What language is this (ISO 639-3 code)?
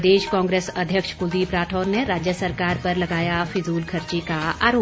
hin